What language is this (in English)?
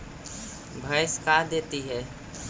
Magahi